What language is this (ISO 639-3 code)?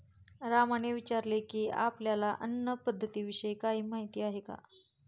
mar